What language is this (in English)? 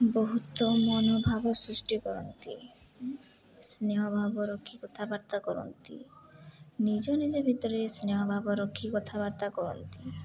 Odia